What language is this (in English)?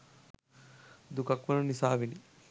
Sinhala